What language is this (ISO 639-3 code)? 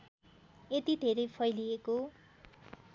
nep